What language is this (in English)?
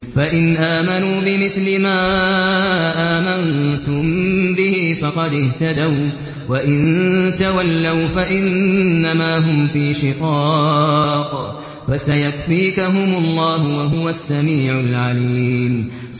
Arabic